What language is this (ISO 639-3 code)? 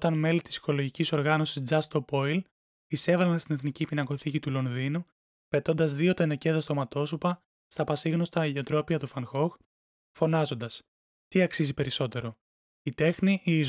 ell